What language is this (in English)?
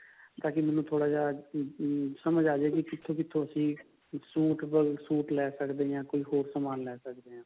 Punjabi